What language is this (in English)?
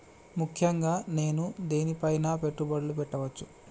Telugu